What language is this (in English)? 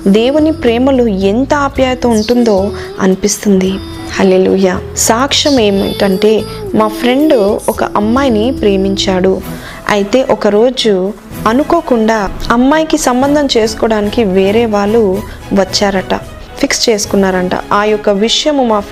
Telugu